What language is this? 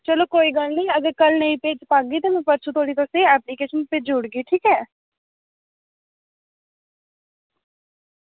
Dogri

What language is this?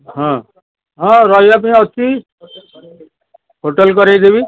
Odia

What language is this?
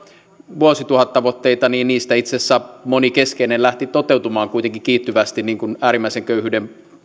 Finnish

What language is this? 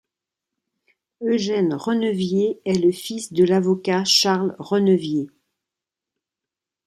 French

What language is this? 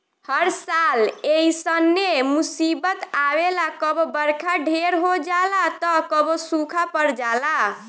Bhojpuri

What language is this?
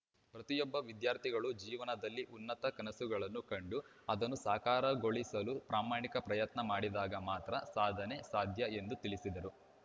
Kannada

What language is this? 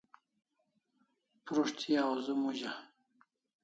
Kalasha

